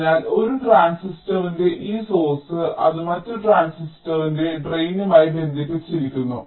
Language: Malayalam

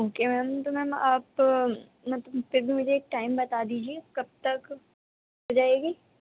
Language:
Urdu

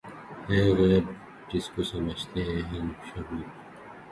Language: Urdu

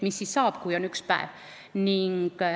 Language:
Estonian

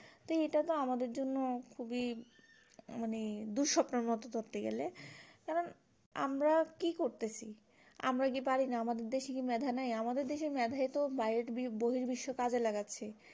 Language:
Bangla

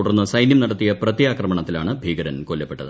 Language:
Malayalam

